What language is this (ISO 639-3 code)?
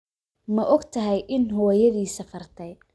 som